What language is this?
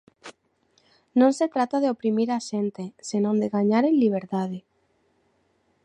Galician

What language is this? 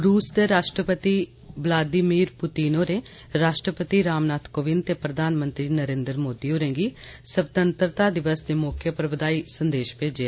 Dogri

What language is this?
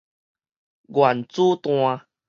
Min Nan Chinese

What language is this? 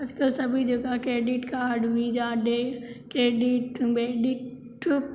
Hindi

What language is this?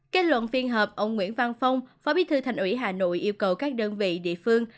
Vietnamese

